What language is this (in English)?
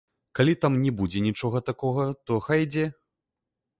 Belarusian